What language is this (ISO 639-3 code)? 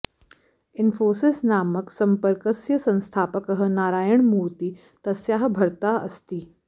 san